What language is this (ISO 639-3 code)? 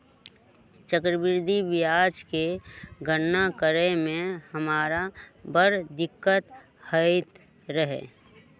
mag